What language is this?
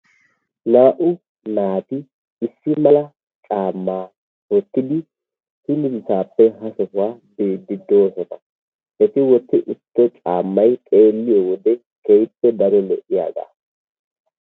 Wolaytta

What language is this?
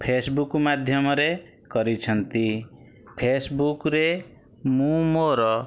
Odia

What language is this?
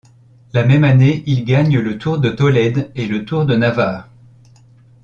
French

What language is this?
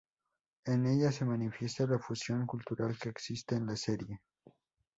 Spanish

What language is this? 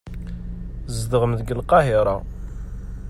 Kabyle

